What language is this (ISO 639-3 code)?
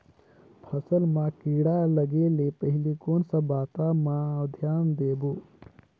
hne